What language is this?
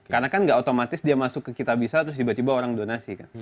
Indonesian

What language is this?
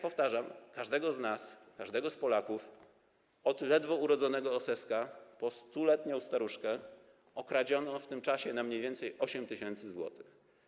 Polish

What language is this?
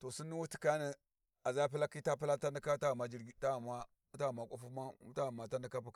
Warji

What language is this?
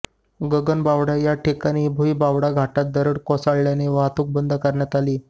Marathi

